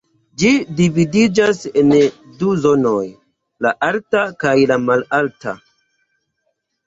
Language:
Esperanto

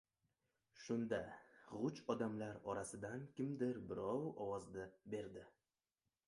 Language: Uzbek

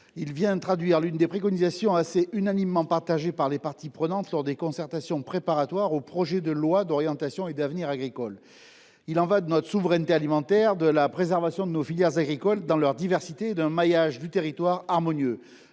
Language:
French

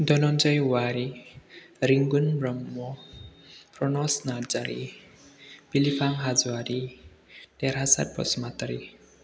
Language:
Bodo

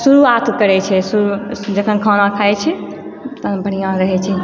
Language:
Maithili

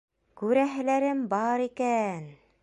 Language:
Bashkir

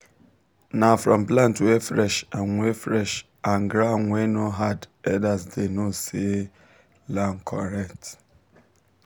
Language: Nigerian Pidgin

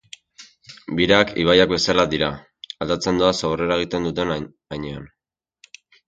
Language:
Basque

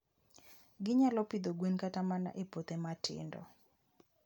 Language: Luo (Kenya and Tanzania)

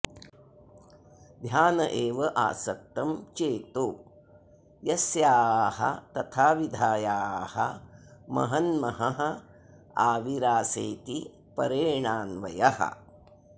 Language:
Sanskrit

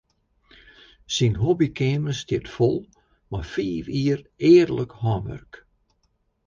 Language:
Western Frisian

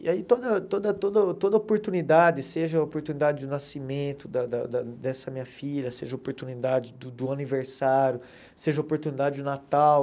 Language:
Portuguese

